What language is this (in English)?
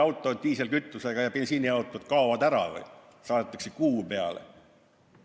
Estonian